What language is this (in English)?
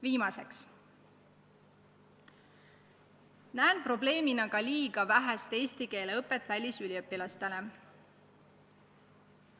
Estonian